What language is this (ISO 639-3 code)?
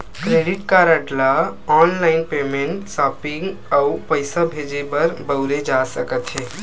hne